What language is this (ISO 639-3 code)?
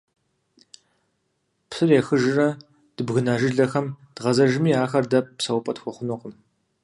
kbd